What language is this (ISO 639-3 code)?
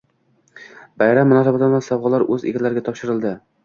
uzb